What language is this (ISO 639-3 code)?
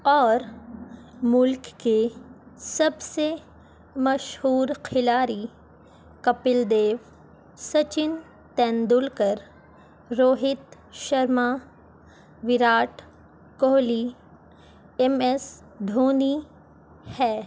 urd